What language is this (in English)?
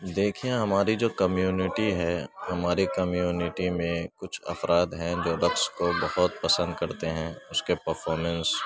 Urdu